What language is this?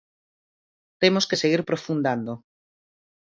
Galician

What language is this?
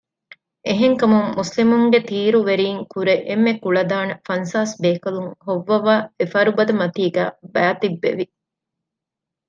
Divehi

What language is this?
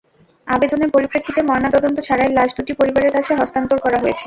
Bangla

